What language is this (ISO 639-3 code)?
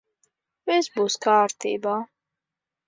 lav